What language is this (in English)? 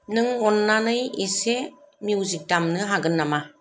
Bodo